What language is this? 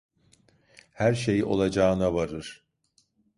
Turkish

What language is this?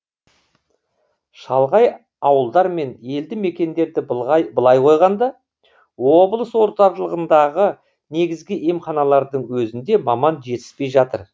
Kazakh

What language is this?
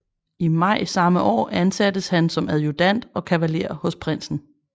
Danish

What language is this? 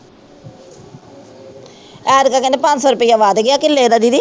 Punjabi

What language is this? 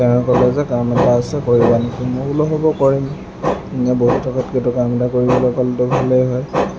Assamese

